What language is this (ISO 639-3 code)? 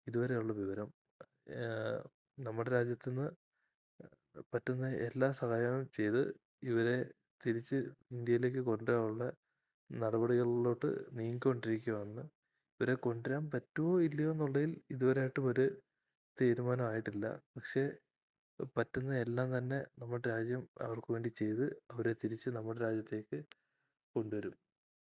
mal